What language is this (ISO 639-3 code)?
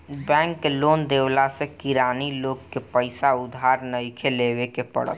bho